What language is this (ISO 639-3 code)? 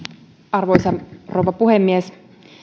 fin